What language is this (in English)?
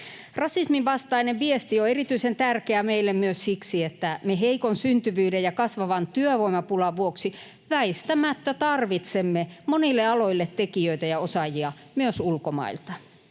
Finnish